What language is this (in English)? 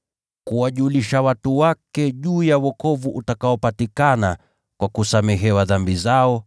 Swahili